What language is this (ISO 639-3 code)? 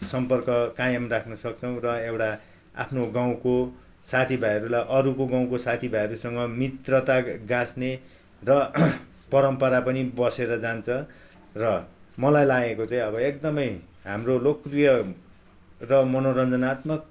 nep